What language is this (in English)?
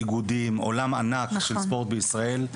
Hebrew